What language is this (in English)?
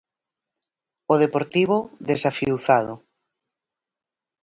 Galician